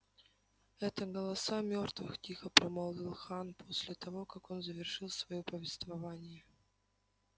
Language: Russian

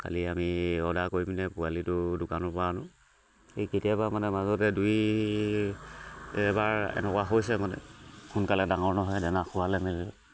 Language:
Assamese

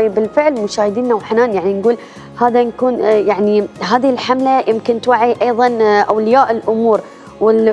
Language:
Arabic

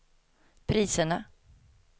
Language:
Swedish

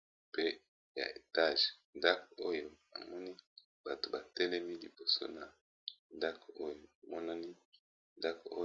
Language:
Lingala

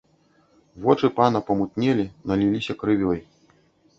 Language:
Belarusian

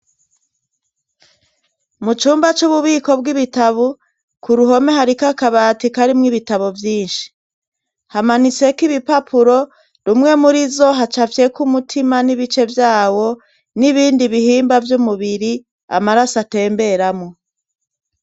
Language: Rundi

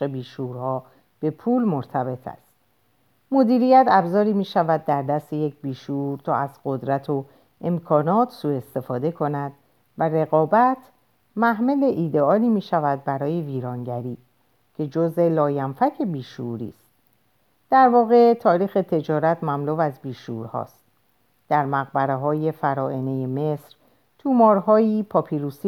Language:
Persian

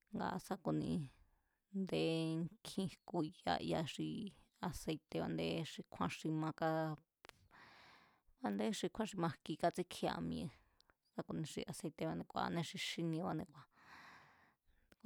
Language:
Mazatlán Mazatec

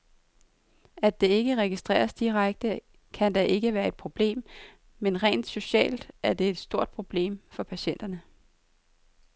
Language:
Danish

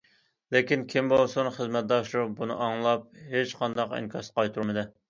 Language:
Uyghur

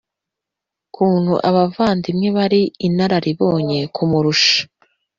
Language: Kinyarwanda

